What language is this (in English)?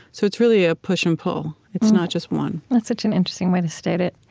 English